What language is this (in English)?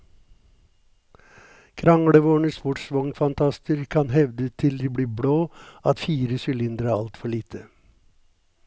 Norwegian